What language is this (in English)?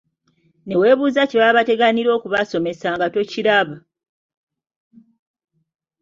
Ganda